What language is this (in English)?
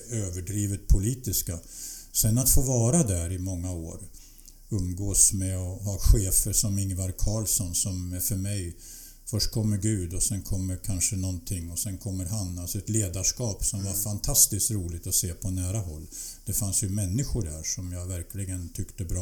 Swedish